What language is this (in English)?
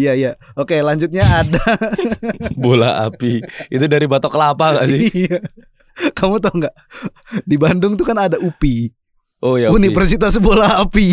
Indonesian